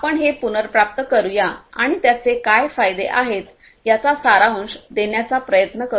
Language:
Marathi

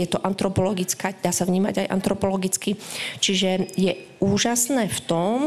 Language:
Slovak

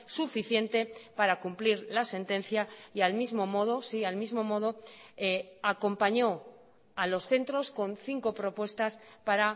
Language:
Spanish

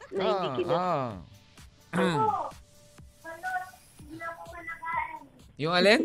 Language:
Filipino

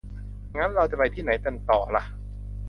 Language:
Thai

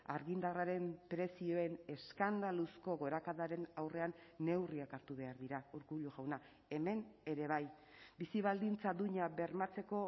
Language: Basque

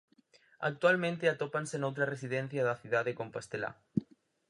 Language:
Galician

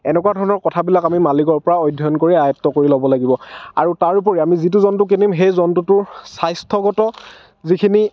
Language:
Assamese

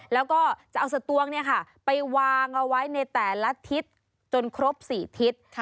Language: Thai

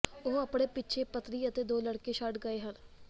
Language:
Punjabi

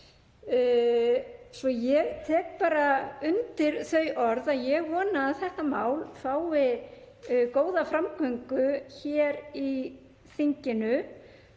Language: Icelandic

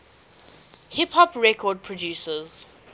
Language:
English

